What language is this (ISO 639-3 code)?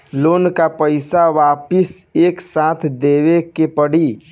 bho